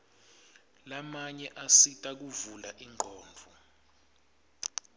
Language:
Swati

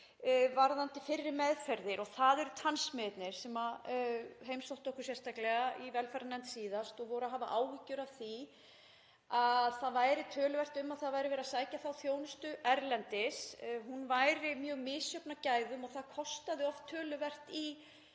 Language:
Icelandic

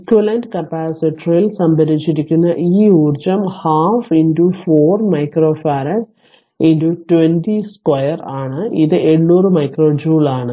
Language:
Malayalam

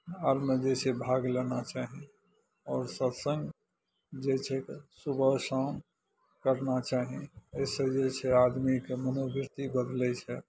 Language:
Maithili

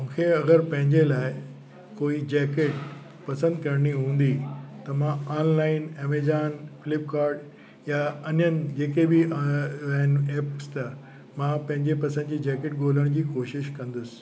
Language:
Sindhi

